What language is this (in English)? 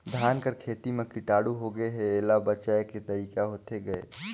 Chhattisgarhi